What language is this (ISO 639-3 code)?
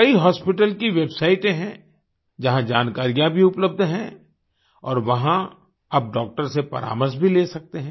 hin